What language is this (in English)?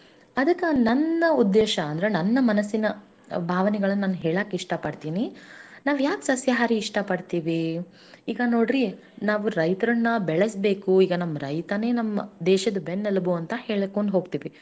Kannada